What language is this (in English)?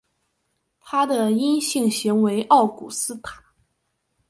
Chinese